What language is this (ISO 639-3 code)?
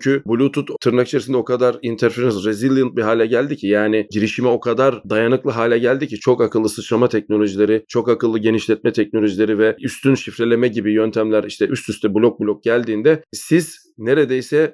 tur